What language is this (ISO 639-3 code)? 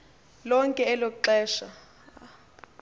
xho